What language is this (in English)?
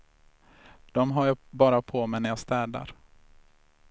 Swedish